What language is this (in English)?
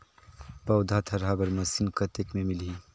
Chhattisgarhi